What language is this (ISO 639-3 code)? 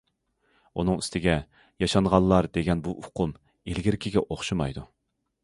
uig